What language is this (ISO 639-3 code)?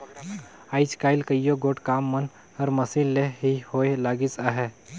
hne